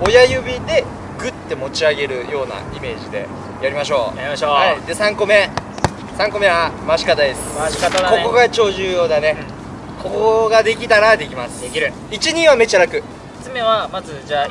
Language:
Japanese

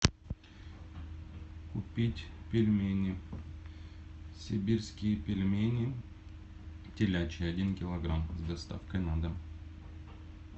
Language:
Russian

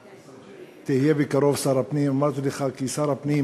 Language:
Hebrew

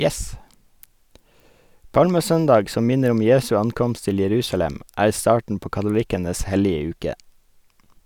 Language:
Norwegian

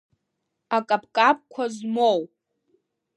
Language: Abkhazian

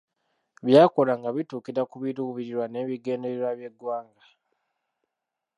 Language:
Ganda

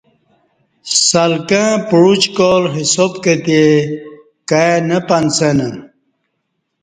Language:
Kati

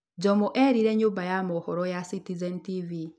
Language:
Kikuyu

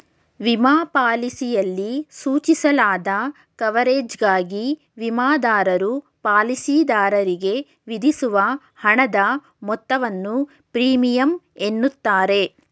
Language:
Kannada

